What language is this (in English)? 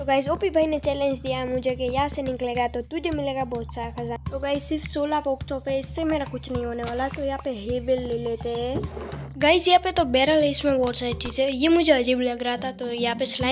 Romanian